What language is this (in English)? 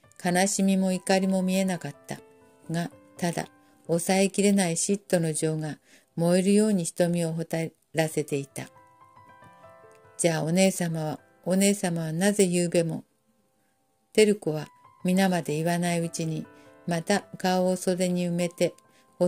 Japanese